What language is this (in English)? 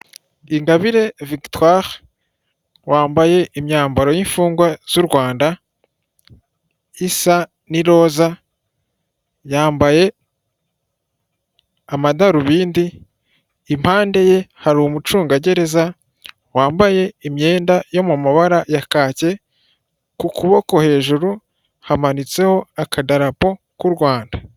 Kinyarwanda